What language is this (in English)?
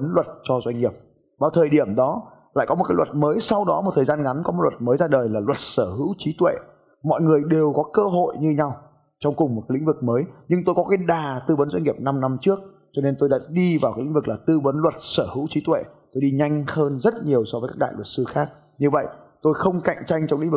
Vietnamese